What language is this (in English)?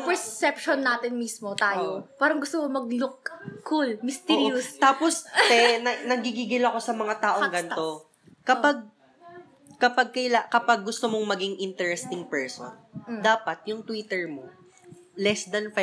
Filipino